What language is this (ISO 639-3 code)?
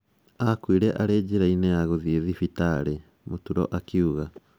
kik